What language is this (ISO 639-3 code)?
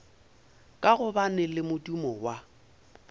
nso